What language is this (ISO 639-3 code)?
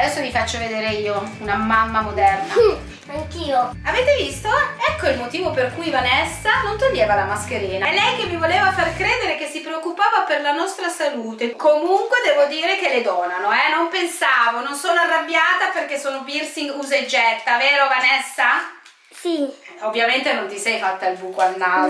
ita